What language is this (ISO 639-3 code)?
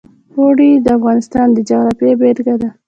pus